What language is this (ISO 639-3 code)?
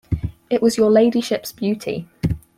eng